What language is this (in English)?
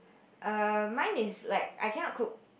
English